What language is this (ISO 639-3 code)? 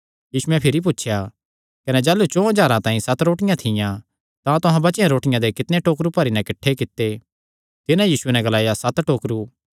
xnr